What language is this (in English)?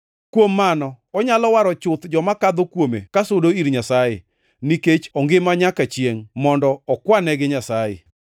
Luo (Kenya and Tanzania)